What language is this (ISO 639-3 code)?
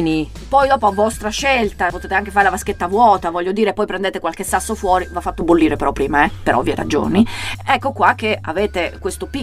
ita